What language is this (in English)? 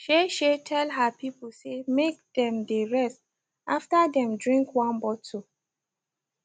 Nigerian Pidgin